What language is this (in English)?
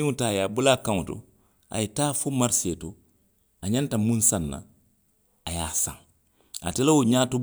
Western Maninkakan